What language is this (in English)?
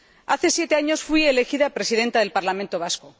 Spanish